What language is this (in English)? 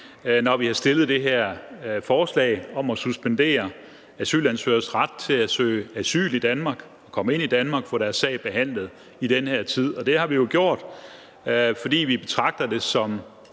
Danish